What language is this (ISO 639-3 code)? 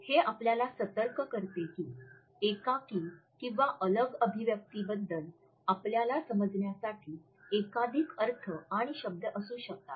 mar